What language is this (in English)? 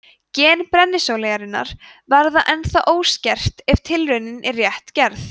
Icelandic